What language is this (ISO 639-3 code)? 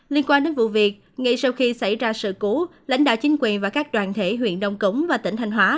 vie